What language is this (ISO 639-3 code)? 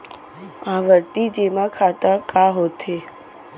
hne